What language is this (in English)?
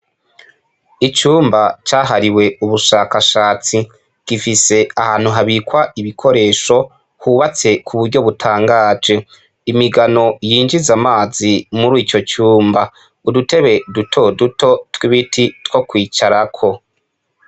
Rundi